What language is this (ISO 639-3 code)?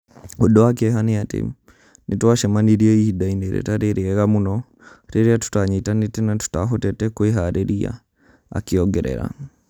kik